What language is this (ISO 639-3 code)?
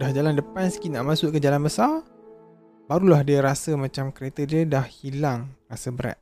msa